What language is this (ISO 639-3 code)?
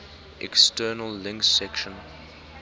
eng